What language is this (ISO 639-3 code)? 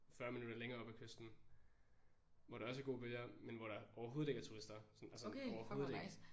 dan